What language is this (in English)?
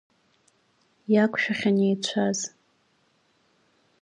Abkhazian